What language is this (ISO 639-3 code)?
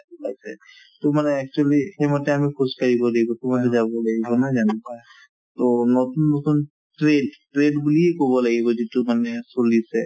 asm